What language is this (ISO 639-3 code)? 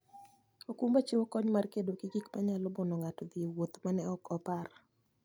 luo